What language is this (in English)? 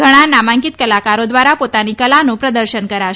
Gujarati